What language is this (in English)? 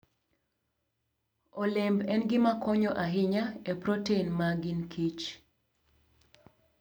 Luo (Kenya and Tanzania)